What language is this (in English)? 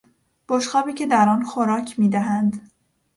Persian